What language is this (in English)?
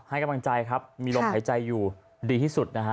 Thai